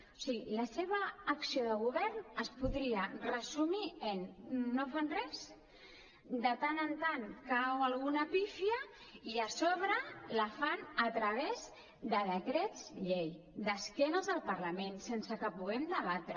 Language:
Catalan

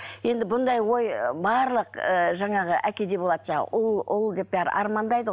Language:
Kazakh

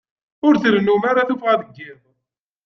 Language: Kabyle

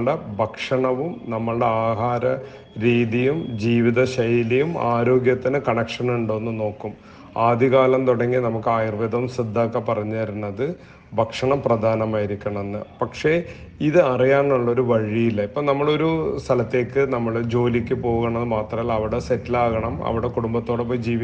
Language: Arabic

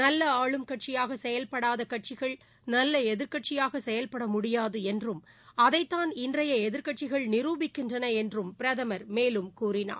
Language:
Tamil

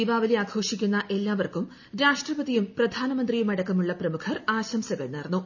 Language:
Malayalam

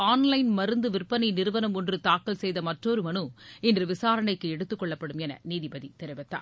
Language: Tamil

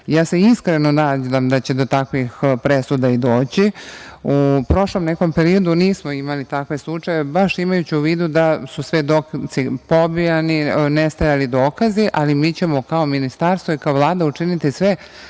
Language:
Serbian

